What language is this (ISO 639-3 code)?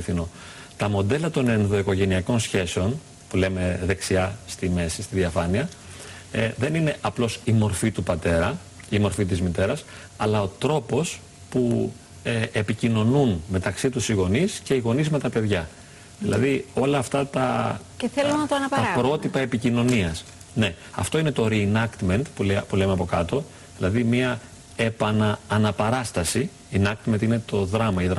ell